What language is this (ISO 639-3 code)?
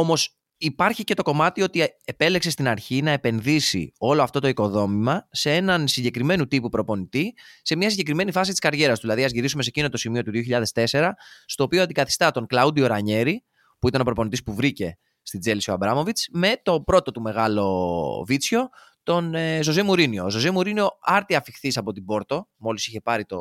ell